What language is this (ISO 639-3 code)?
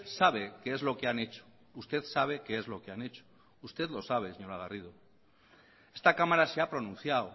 spa